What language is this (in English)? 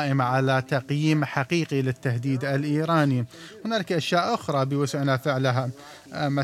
Arabic